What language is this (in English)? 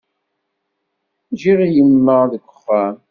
Kabyle